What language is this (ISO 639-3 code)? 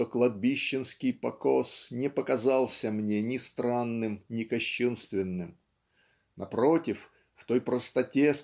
rus